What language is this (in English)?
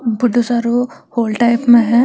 Marwari